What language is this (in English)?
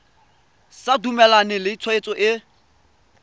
Tswana